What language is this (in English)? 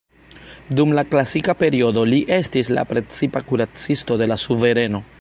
Esperanto